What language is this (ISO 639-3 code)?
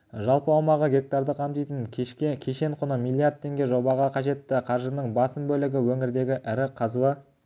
kaz